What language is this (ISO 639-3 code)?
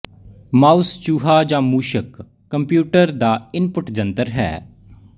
pan